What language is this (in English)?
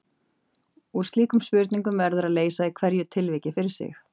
Icelandic